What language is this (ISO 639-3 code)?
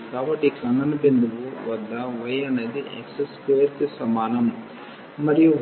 tel